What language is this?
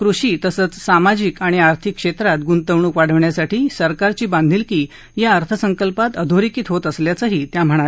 Marathi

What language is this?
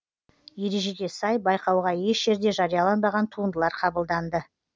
Kazakh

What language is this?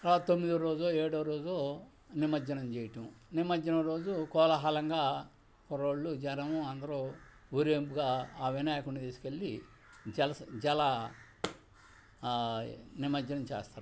Telugu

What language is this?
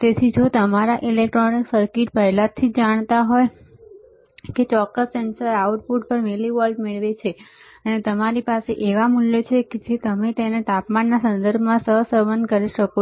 Gujarati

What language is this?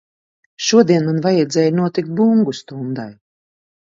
Latvian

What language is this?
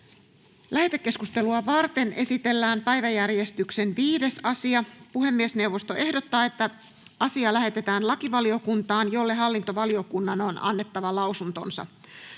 Finnish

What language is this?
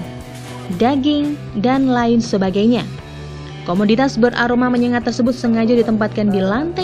Indonesian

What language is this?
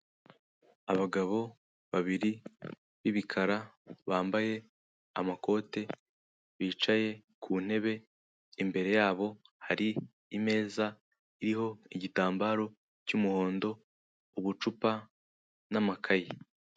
Kinyarwanda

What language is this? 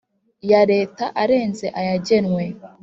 Kinyarwanda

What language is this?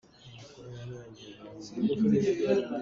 Hakha Chin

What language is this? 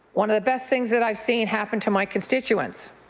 English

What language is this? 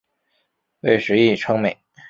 Chinese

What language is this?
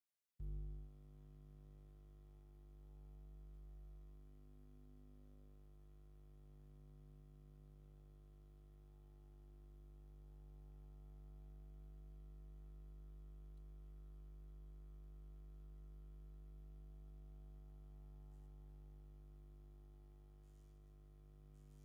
Tigrinya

